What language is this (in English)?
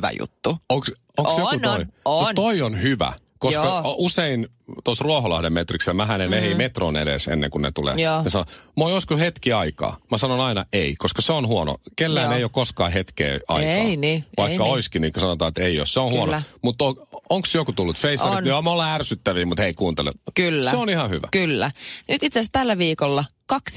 Finnish